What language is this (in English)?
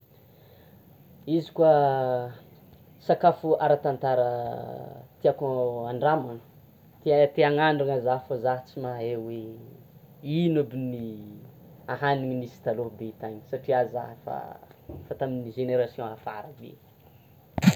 Tsimihety Malagasy